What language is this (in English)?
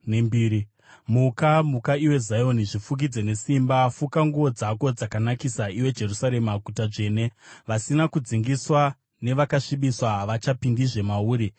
Shona